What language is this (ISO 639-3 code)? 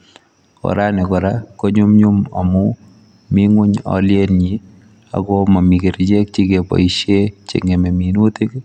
kln